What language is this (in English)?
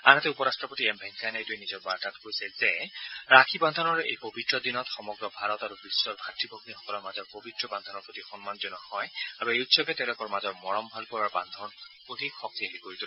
Assamese